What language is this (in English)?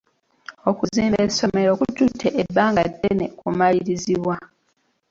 Ganda